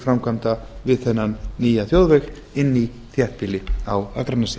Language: Icelandic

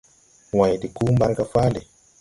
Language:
Tupuri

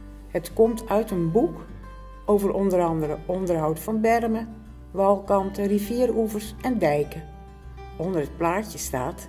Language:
Dutch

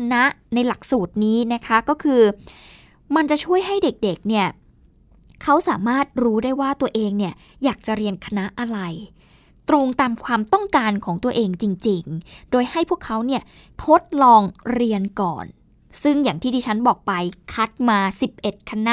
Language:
Thai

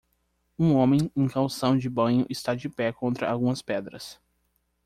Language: Portuguese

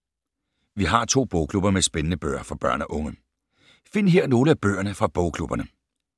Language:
Danish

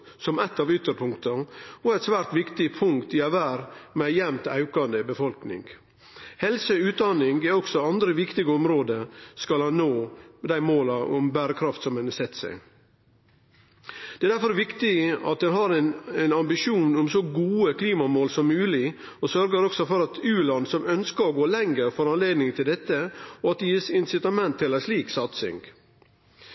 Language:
Norwegian Nynorsk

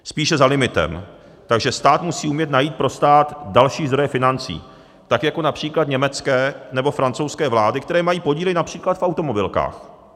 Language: Czech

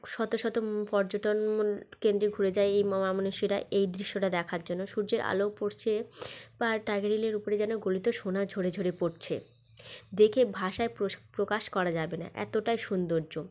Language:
Bangla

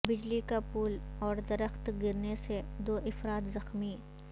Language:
Urdu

